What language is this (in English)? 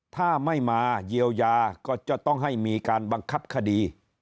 Thai